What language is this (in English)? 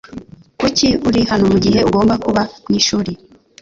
Kinyarwanda